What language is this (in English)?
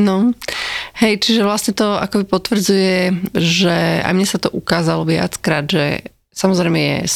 Slovak